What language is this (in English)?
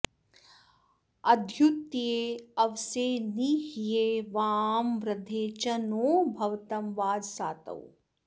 Sanskrit